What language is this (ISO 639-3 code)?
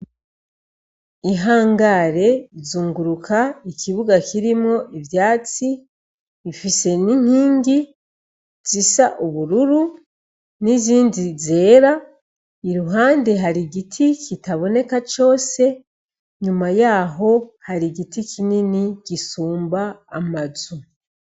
run